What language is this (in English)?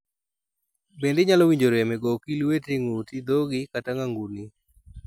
Luo (Kenya and Tanzania)